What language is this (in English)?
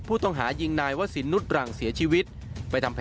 Thai